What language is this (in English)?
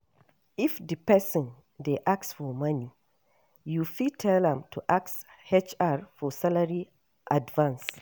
Nigerian Pidgin